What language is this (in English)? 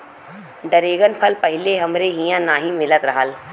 Bhojpuri